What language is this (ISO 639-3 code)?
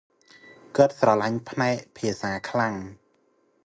khm